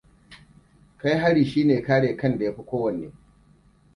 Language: Hausa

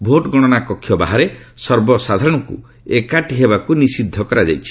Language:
Odia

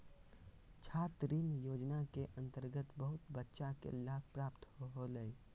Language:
Magahi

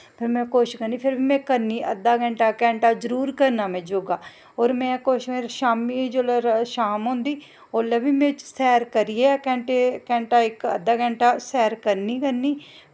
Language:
Dogri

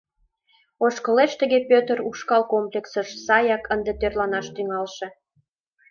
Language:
Mari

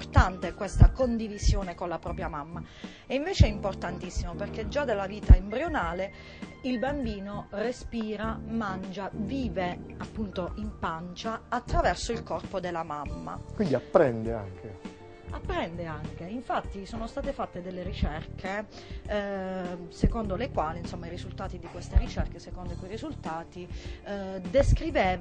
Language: Italian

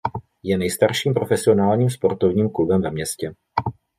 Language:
Czech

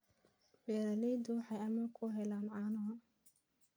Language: Somali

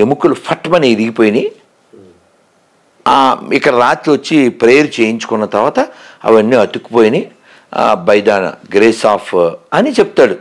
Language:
Telugu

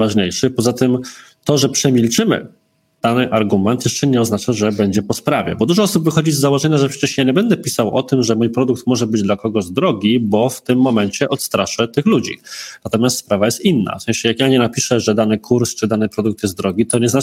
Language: Polish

